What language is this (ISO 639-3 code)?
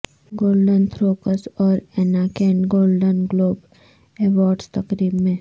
urd